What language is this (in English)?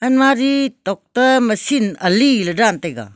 Wancho Naga